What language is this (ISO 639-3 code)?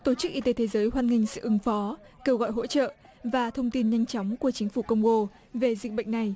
vie